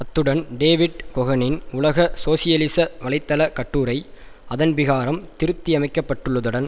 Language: Tamil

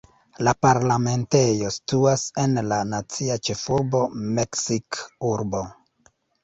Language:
Esperanto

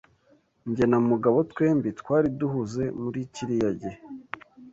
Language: Kinyarwanda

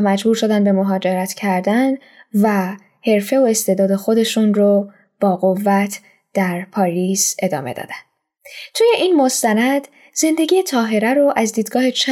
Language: Persian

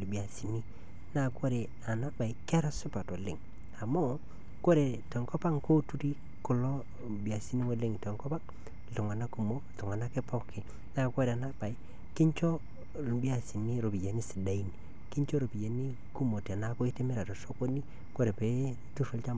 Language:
Masai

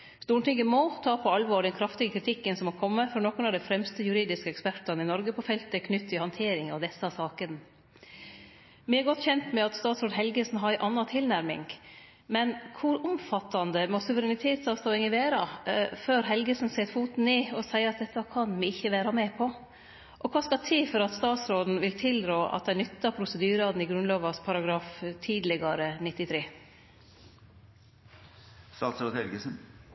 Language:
Norwegian Nynorsk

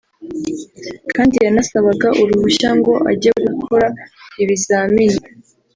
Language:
Kinyarwanda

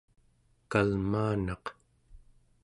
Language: Central Yupik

